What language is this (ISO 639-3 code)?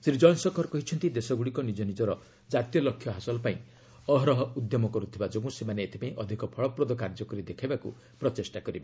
ori